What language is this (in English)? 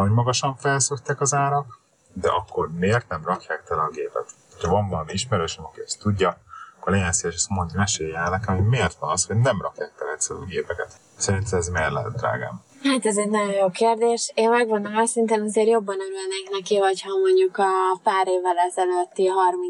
Hungarian